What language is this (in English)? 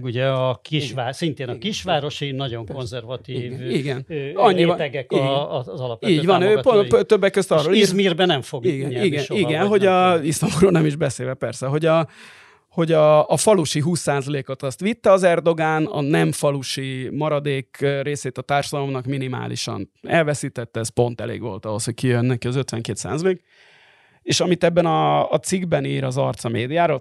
Hungarian